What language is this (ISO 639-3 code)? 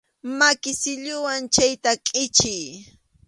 qxu